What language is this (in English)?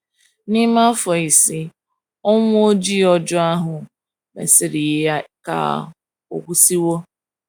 Igbo